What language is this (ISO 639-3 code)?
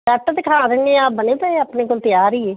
pan